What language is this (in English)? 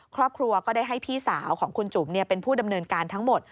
Thai